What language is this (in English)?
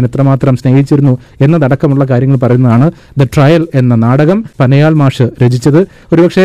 Malayalam